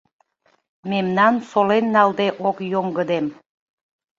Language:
Mari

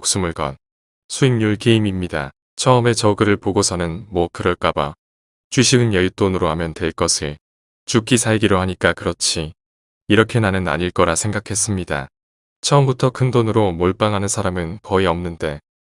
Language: Korean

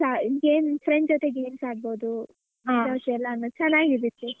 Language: Kannada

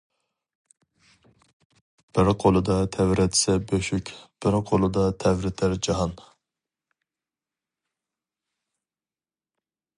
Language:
Uyghur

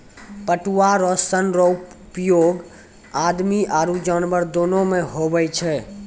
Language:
Maithili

